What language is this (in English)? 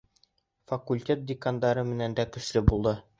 Bashkir